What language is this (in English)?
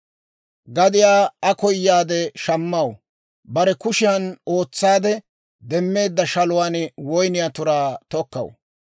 Dawro